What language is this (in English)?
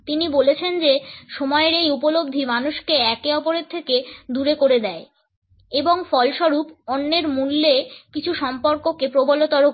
Bangla